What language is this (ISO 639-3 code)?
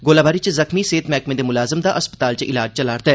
doi